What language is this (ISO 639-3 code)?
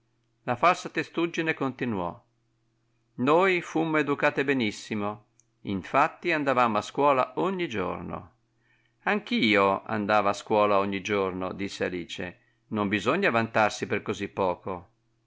ita